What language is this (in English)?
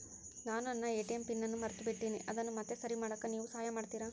Kannada